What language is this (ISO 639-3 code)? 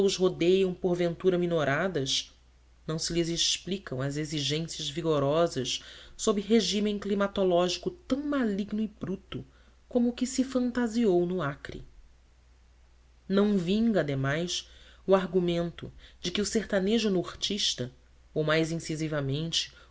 por